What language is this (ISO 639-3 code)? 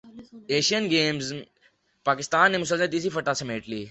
urd